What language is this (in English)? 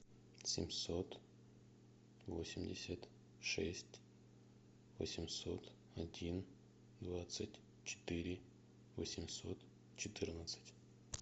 Russian